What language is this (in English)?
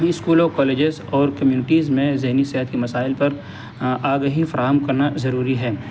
Urdu